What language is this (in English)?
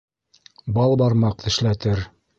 Bashkir